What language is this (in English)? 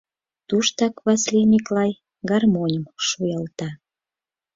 Mari